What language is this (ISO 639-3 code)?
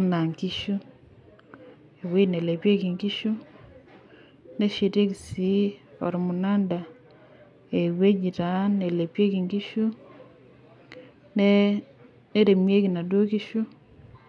mas